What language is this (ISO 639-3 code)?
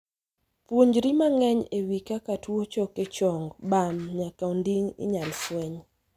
luo